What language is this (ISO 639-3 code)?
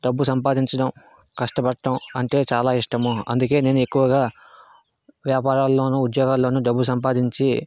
tel